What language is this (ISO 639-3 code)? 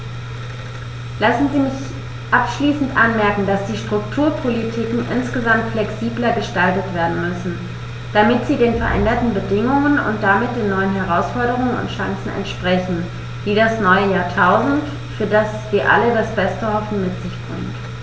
deu